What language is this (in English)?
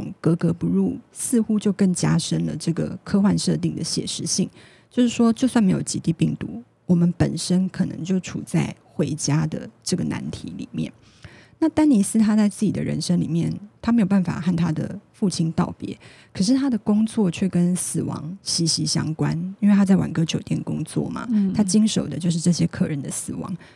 Chinese